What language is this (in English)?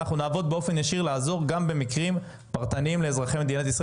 Hebrew